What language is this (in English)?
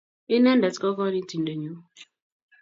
Kalenjin